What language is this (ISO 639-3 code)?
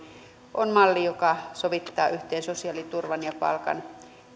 fin